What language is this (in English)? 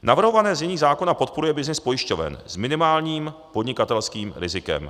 Czech